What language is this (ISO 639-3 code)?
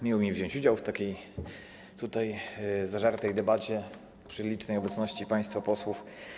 pol